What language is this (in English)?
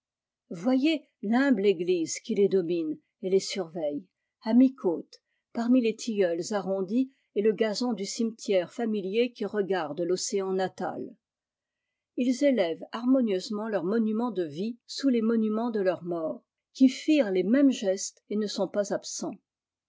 French